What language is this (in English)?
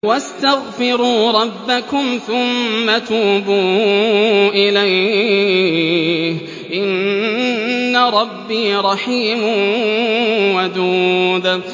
Arabic